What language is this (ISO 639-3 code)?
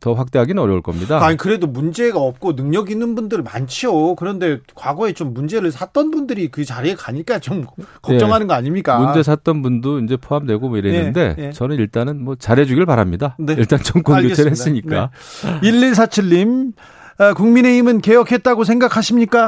kor